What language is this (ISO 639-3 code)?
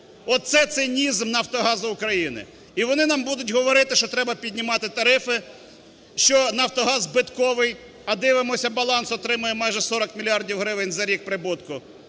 ukr